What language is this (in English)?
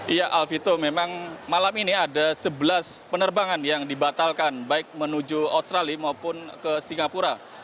Indonesian